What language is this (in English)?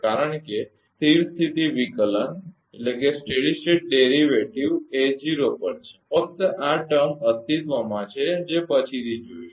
Gujarati